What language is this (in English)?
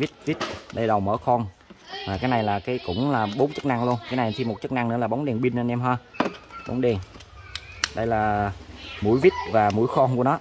Vietnamese